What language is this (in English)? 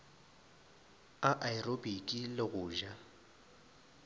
Northern Sotho